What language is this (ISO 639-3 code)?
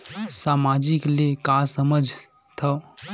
hne